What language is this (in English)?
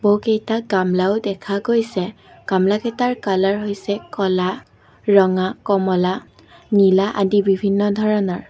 Assamese